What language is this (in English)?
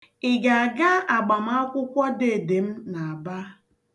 Igbo